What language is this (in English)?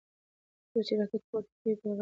Pashto